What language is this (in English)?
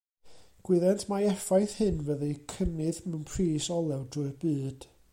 Welsh